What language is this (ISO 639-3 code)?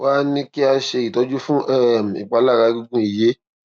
yor